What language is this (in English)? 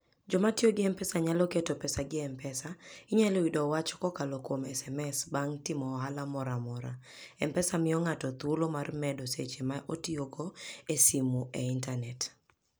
Luo (Kenya and Tanzania)